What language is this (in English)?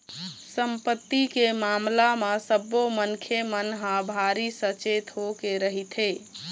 Chhattisgarhi